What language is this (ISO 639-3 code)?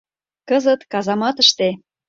chm